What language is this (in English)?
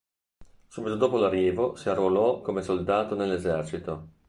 Italian